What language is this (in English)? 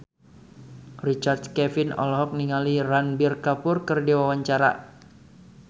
Sundanese